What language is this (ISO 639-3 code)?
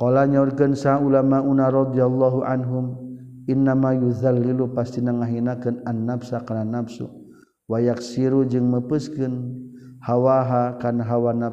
msa